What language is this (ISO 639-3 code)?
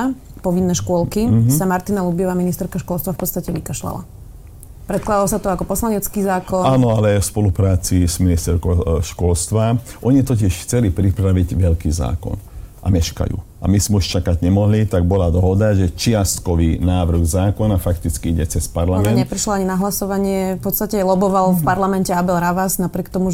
slk